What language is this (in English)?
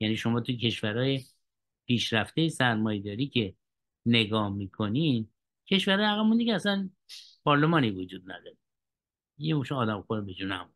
Persian